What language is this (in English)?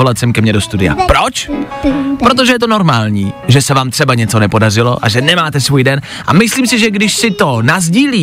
Czech